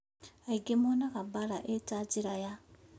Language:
Kikuyu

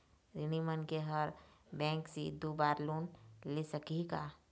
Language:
Chhattisgarhi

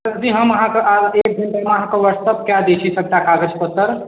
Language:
Maithili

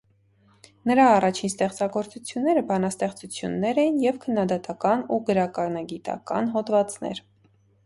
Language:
Armenian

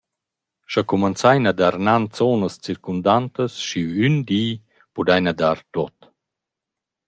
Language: Romansh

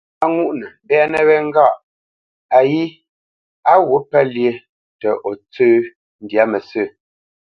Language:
Bamenyam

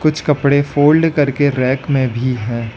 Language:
Hindi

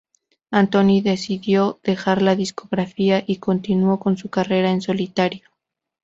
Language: Spanish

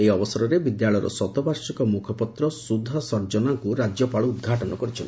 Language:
Odia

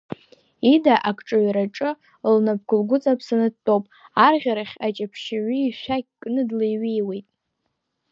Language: Abkhazian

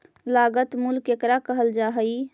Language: Magahi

